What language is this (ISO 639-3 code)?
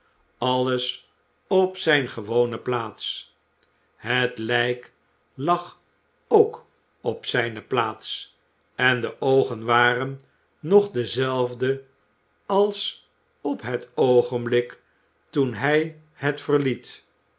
nld